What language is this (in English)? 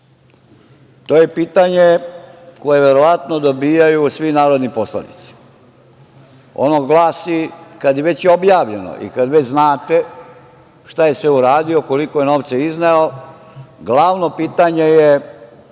Serbian